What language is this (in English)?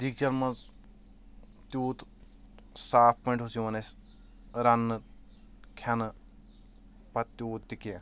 Kashmiri